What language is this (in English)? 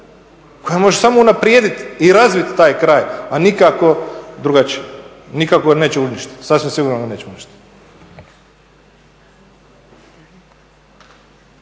Croatian